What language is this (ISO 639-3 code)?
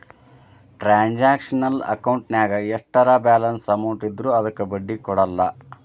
kan